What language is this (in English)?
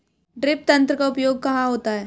Hindi